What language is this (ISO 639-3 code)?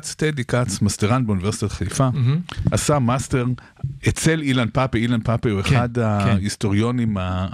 heb